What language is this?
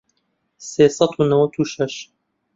Central Kurdish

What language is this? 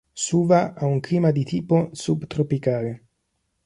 Italian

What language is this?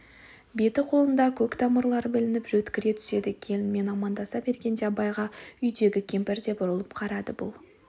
Kazakh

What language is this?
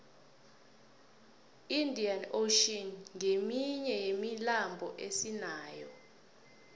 South Ndebele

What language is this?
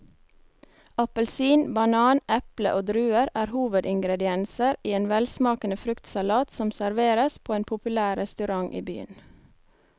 Norwegian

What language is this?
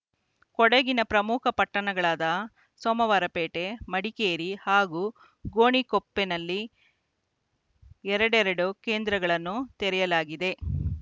Kannada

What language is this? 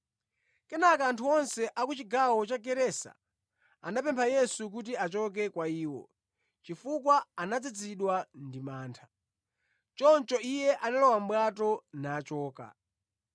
Nyanja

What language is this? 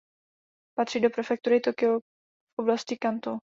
Czech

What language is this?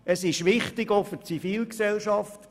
Swiss German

